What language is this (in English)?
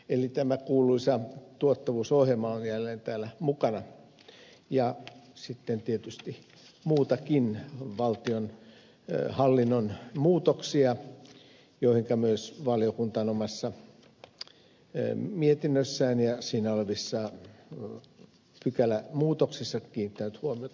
Finnish